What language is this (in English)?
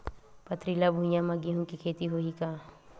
Chhattisgarhi